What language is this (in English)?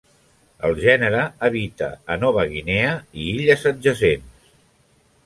Catalan